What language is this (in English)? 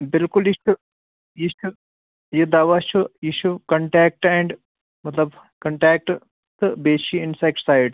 Kashmiri